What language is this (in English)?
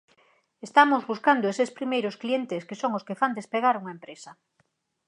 Galician